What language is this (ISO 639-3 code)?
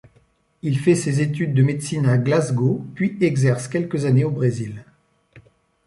fra